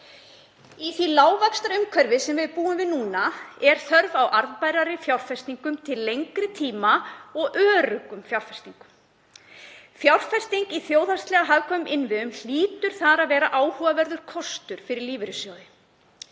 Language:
Icelandic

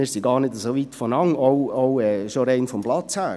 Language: Swiss German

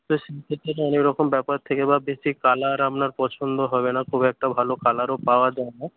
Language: Bangla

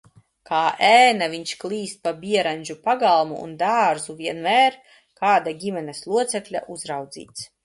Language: Latvian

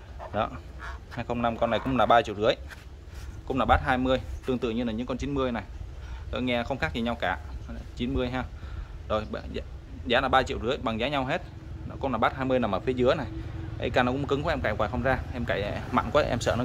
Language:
Vietnamese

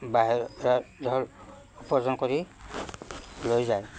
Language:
Assamese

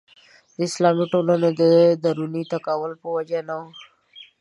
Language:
Pashto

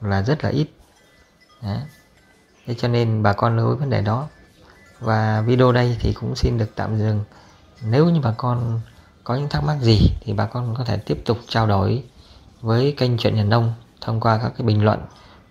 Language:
Vietnamese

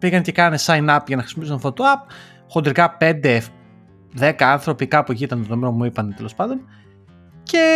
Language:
Greek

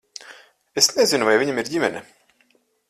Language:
Latvian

